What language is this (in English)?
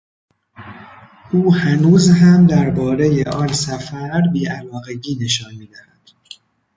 Persian